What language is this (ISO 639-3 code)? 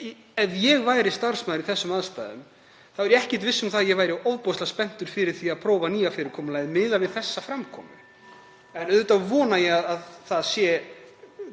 isl